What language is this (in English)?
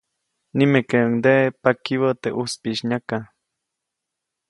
Copainalá Zoque